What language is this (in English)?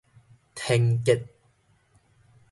Min Nan Chinese